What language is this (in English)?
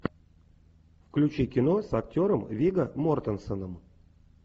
Russian